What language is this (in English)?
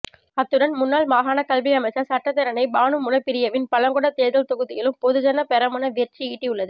Tamil